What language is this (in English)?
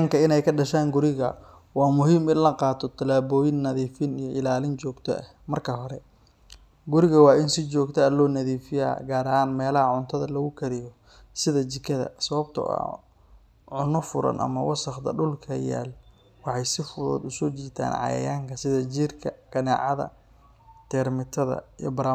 Somali